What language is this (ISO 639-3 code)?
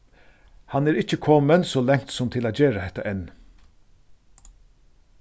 fao